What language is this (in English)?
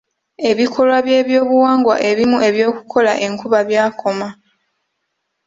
Ganda